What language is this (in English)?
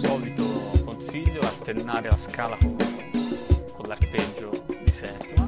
Italian